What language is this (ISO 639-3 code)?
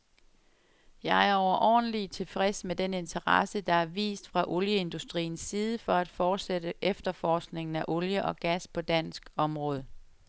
dan